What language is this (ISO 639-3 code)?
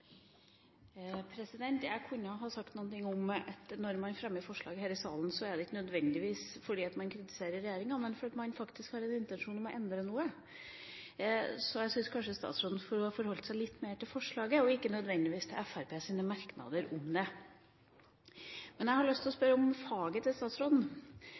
nor